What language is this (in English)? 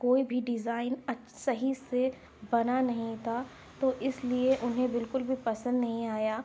Urdu